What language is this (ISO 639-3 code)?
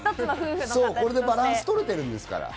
jpn